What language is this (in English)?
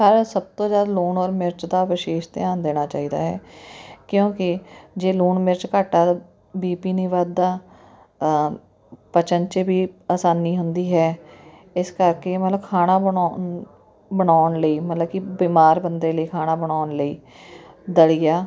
Punjabi